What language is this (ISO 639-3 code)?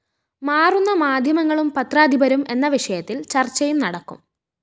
mal